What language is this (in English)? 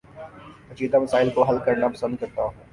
Urdu